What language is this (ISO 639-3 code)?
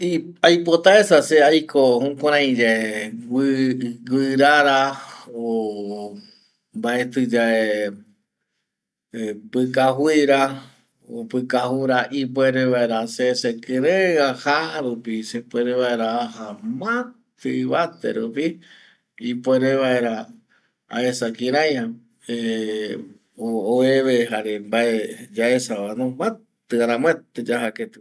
gui